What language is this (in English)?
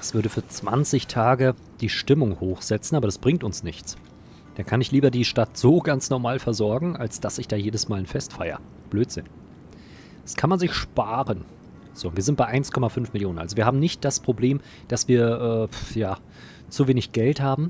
German